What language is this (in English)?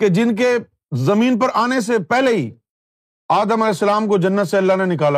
Urdu